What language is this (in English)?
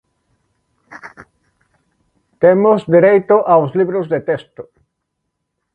Galician